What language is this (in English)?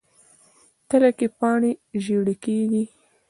Pashto